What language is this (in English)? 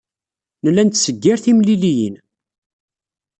Kabyle